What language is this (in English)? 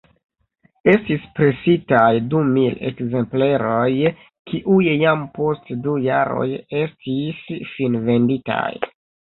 Esperanto